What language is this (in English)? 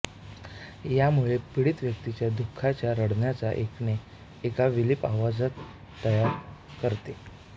Marathi